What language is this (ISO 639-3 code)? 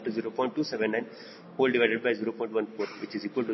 kan